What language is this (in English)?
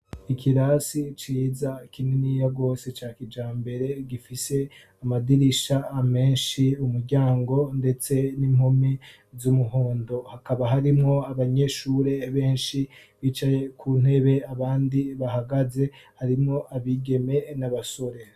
Rundi